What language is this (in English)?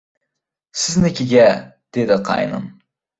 Uzbek